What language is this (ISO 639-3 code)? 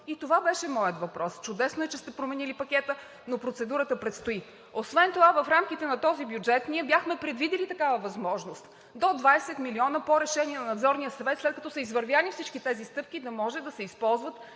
bul